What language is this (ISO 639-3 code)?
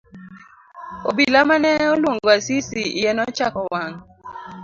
luo